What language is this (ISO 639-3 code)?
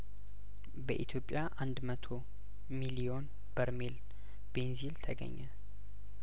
amh